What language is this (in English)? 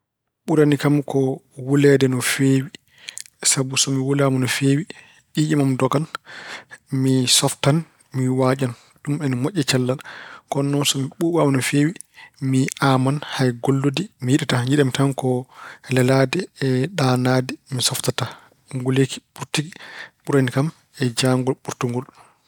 Fula